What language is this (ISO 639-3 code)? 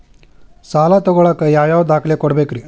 kan